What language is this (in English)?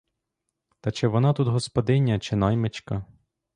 Ukrainian